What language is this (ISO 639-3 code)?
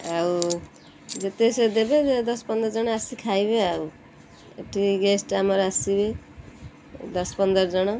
ori